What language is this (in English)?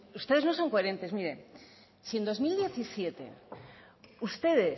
Spanish